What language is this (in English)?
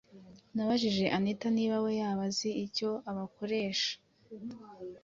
Kinyarwanda